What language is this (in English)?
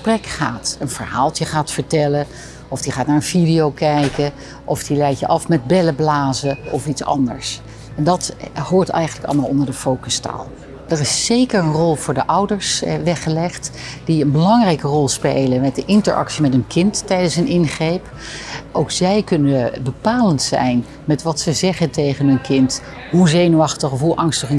Dutch